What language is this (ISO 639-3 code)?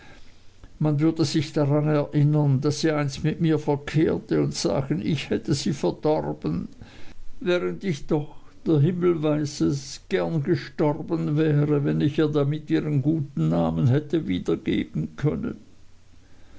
deu